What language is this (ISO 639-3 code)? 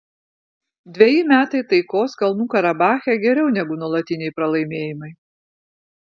lit